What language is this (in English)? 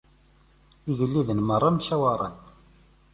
Kabyle